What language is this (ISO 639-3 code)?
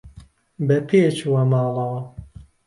ckb